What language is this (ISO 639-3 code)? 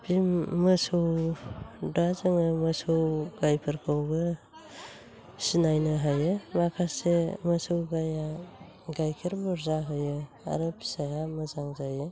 brx